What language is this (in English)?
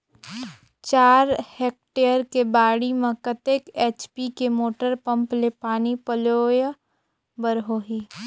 Chhattisgarhi